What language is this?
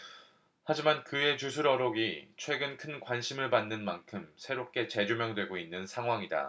Korean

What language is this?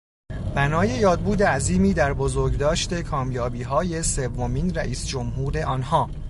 Persian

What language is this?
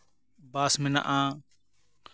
Santali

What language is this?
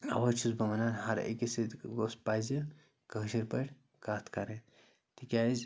Kashmiri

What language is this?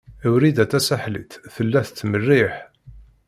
Kabyle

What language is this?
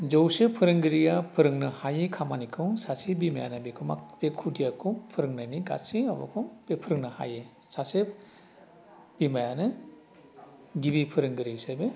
Bodo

